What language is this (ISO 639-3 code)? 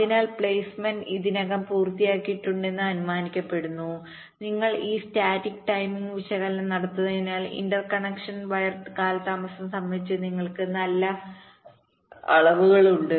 mal